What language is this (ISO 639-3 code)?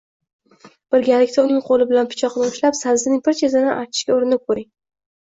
uzb